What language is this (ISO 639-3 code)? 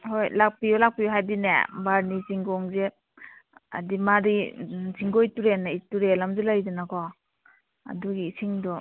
mni